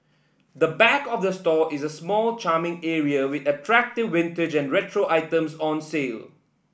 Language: English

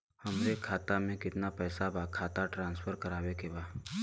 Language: Bhojpuri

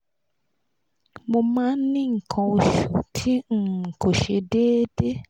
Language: Yoruba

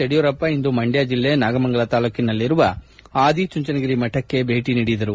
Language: Kannada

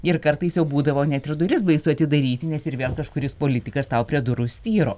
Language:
Lithuanian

